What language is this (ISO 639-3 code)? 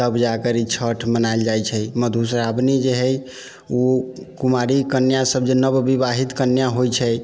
mai